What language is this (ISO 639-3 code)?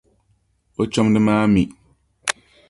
dag